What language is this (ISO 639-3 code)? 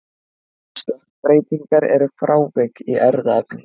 isl